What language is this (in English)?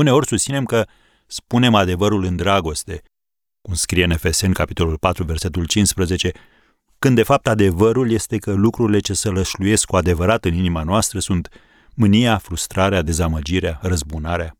Romanian